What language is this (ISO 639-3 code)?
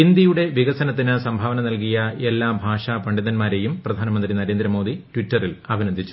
mal